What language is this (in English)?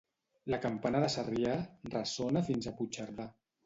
Catalan